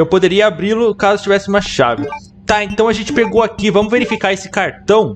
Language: Portuguese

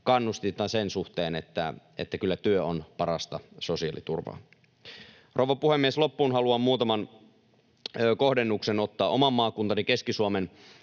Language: Finnish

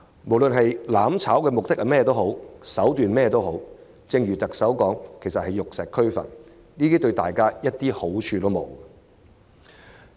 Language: Cantonese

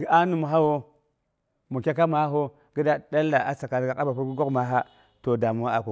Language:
Boghom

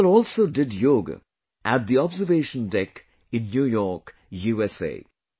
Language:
English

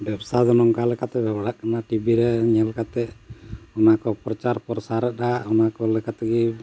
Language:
Santali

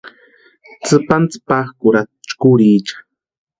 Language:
Western Highland Purepecha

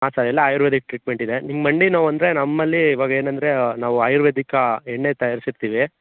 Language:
Kannada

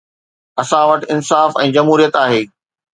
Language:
Sindhi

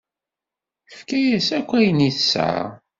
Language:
Kabyle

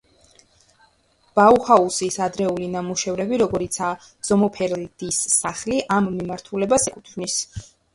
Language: Georgian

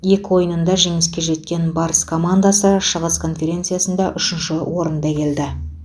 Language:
Kazakh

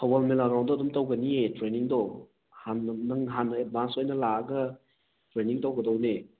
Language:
Manipuri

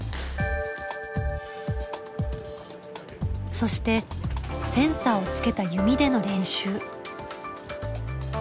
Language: Japanese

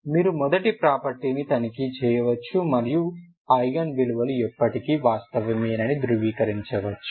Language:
Telugu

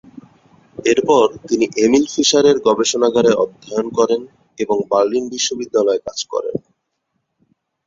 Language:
Bangla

